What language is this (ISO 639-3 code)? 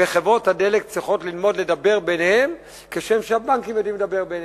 heb